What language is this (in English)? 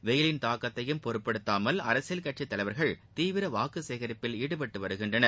Tamil